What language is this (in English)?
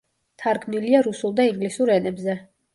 Georgian